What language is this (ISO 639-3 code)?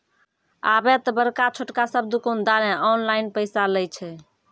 mai